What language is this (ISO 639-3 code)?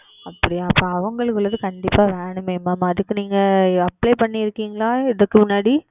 tam